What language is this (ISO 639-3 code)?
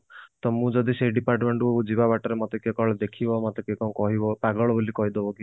ori